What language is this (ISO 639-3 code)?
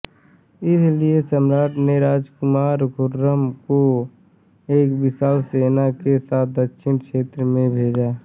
hin